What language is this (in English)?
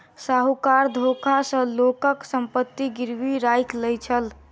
Maithili